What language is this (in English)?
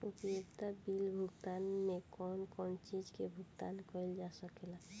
Bhojpuri